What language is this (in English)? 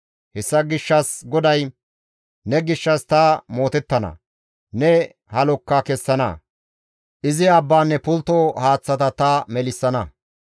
Gamo